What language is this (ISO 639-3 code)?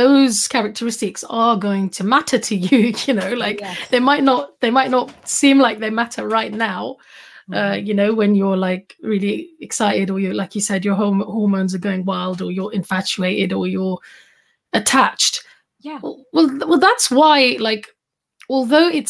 eng